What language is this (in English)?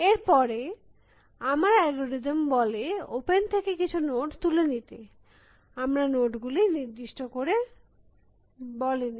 Bangla